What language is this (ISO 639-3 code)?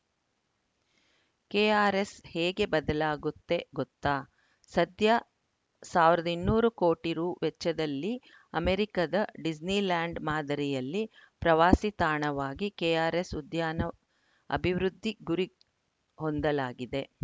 kan